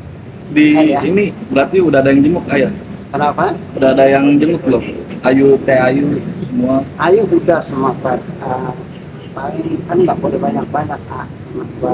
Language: Indonesian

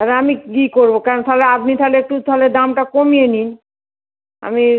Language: Bangla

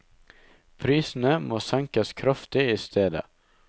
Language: Norwegian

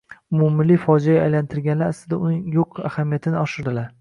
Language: Uzbek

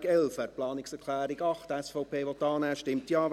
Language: Swiss German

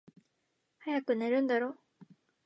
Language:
Japanese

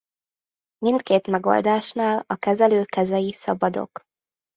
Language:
Hungarian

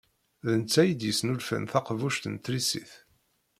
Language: Kabyle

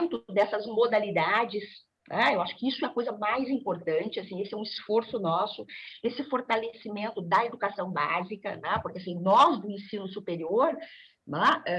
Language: Portuguese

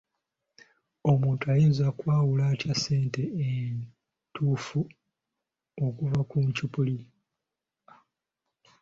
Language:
Ganda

